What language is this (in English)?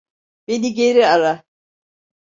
Turkish